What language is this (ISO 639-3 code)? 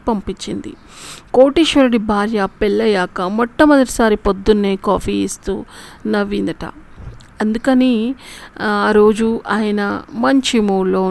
tel